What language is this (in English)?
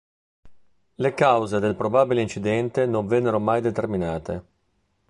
Italian